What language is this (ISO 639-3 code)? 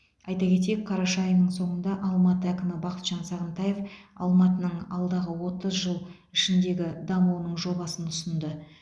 kaz